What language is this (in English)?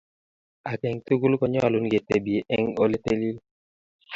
Kalenjin